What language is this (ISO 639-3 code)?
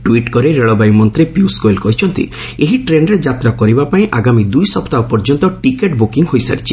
ori